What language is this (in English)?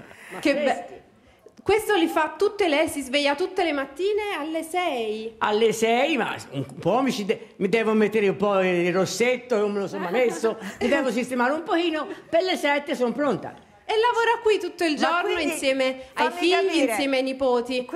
Italian